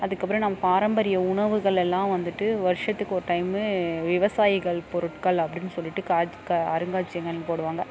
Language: Tamil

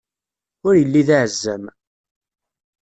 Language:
Kabyle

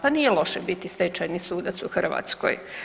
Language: Croatian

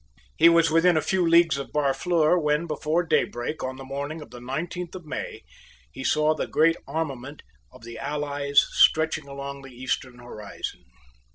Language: English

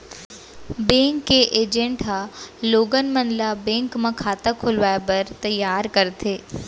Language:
Chhattisgarhi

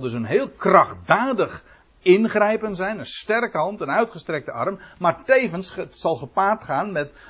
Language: Dutch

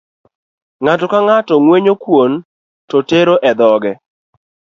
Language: Luo (Kenya and Tanzania)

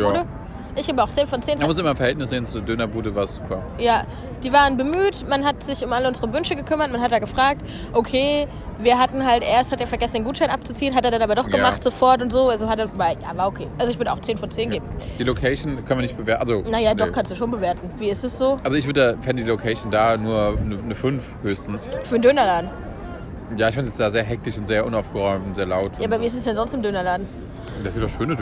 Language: German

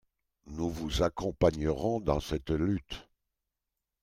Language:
French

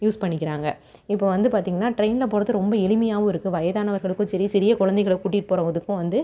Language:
Tamil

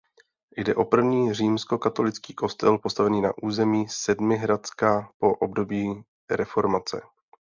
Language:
Czech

